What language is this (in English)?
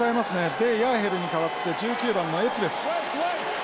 Japanese